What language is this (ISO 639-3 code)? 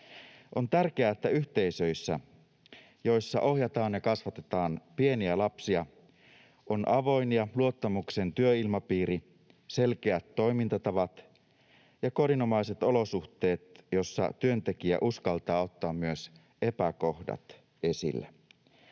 fin